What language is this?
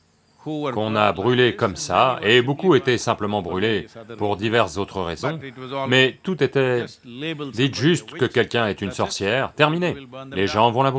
French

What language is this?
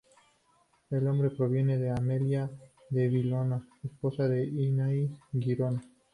Spanish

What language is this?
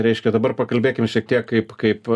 Lithuanian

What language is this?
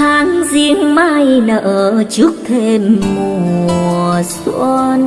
Vietnamese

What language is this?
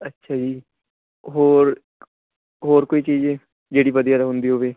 Punjabi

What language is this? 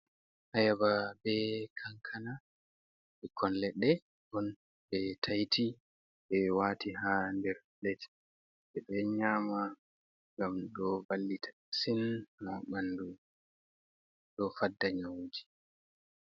Fula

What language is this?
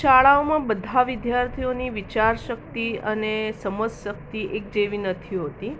Gujarati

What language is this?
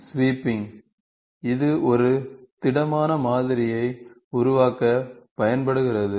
Tamil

